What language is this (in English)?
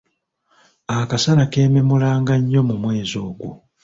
Ganda